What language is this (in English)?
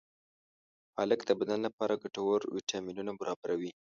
Pashto